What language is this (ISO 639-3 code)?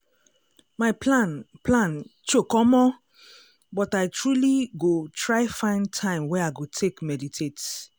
pcm